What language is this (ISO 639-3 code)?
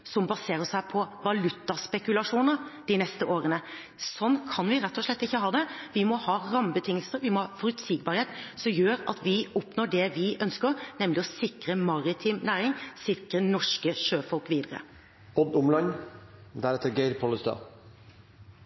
nor